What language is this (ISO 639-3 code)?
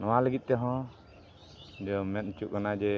sat